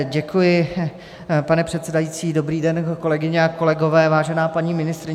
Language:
Czech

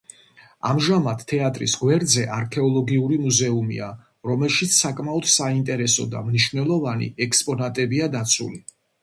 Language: Georgian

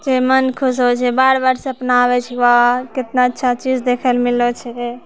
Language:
Maithili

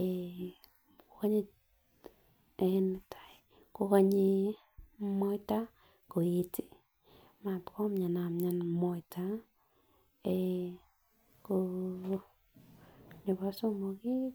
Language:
Kalenjin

